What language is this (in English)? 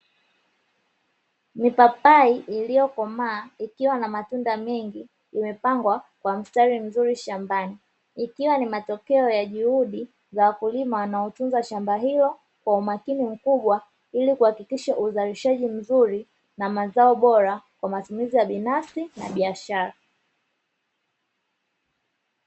Swahili